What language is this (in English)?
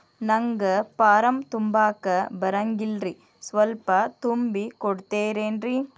Kannada